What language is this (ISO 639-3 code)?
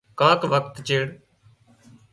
kxp